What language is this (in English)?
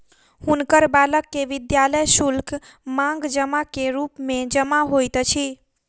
Maithili